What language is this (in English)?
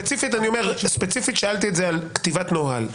Hebrew